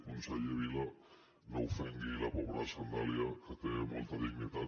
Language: Catalan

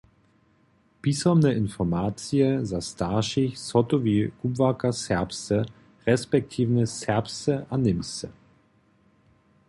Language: Upper Sorbian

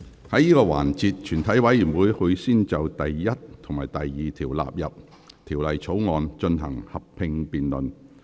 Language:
Cantonese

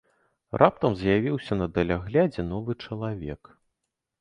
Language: Belarusian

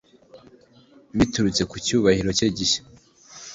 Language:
Kinyarwanda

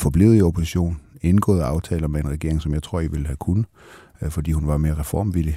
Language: Danish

